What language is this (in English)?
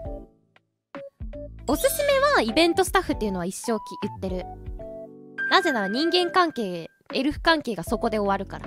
Japanese